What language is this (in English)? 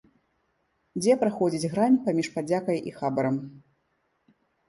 Belarusian